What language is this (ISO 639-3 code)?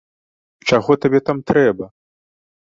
bel